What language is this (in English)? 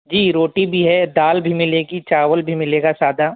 Urdu